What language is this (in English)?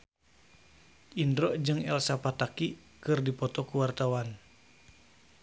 Sundanese